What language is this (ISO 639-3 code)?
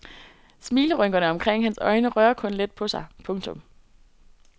dan